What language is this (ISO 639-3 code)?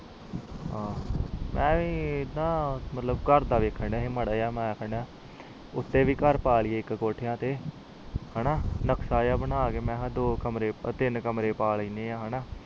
pan